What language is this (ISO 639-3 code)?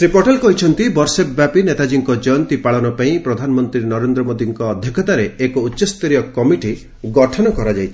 ori